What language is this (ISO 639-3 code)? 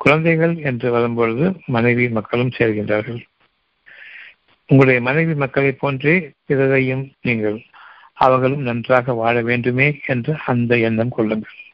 tam